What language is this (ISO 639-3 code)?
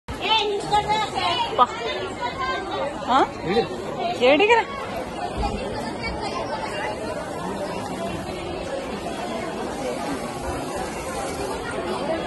ara